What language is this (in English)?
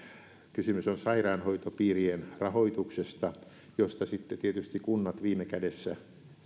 Finnish